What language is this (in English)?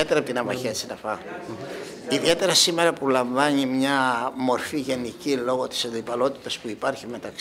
Greek